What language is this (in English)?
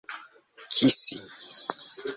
Esperanto